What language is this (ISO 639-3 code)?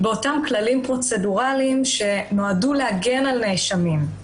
heb